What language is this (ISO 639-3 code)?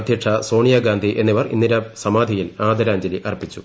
mal